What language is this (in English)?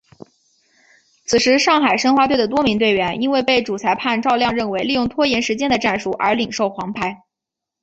Chinese